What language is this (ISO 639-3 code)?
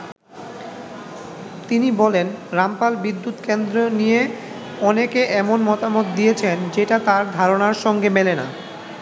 ben